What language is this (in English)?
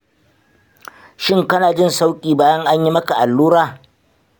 Hausa